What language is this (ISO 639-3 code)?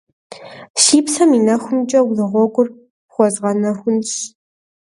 kbd